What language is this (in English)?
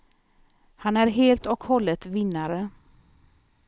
Swedish